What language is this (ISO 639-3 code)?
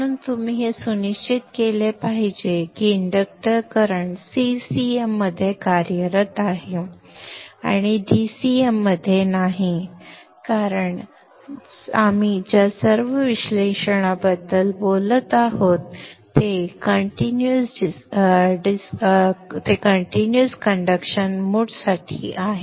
mar